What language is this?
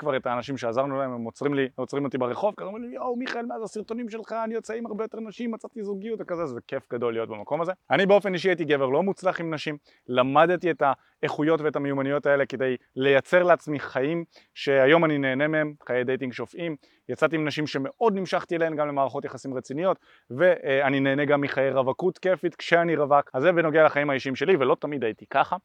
Hebrew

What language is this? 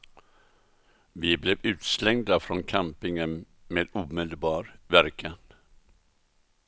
Swedish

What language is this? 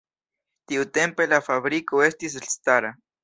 Esperanto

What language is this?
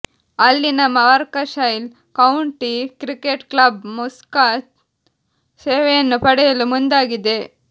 Kannada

